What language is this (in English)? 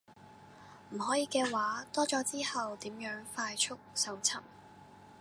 Cantonese